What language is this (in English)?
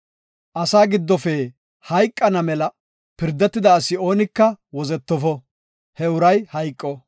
Gofa